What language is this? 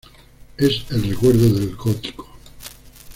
Spanish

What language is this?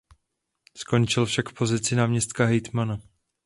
Czech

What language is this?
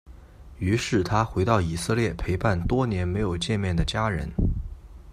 Chinese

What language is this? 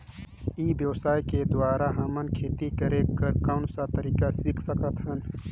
Chhattisgarhi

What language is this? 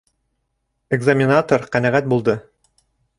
Bashkir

